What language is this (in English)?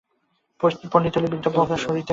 Bangla